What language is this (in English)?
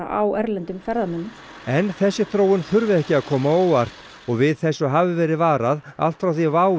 Icelandic